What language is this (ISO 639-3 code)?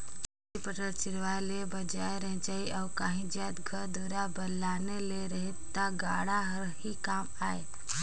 hne